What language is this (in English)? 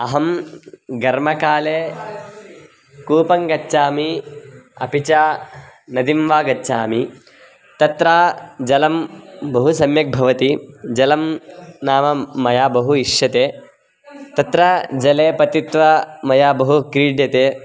Sanskrit